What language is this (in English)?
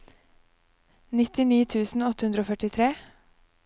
Norwegian